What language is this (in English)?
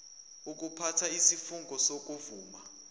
Zulu